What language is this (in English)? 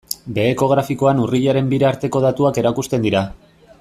Basque